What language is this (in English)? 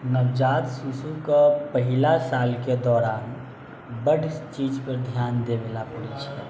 Maithili